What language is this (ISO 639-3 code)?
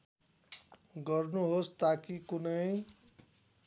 nep